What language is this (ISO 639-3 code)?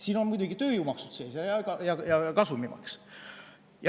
est